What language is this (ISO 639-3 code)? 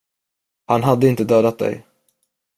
swe